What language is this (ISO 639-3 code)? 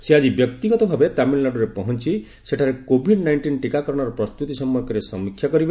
ori